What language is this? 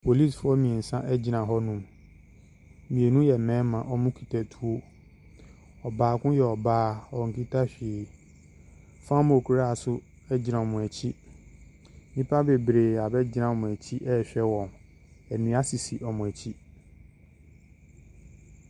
Akan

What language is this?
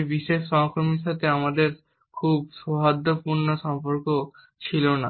Bangla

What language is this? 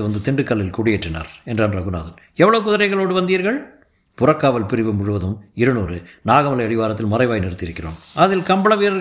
Tamil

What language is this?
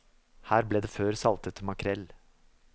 Norwegian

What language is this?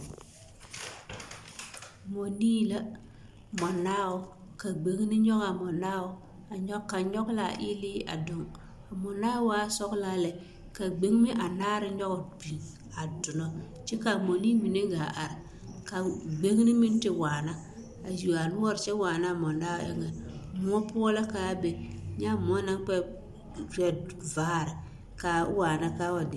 Southern Dagaare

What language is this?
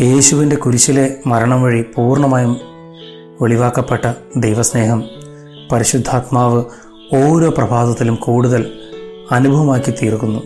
Malayalam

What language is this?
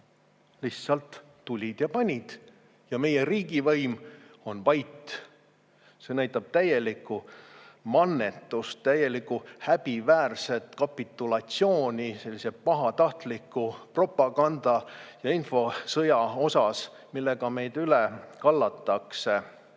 Estonian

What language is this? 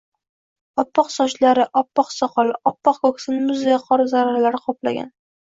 Uzbek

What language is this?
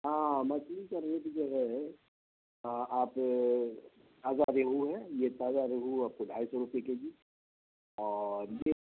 Urdu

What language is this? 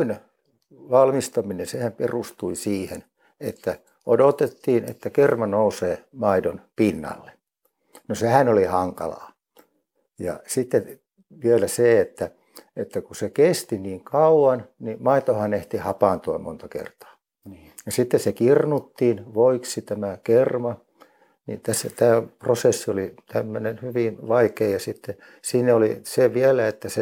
Finnish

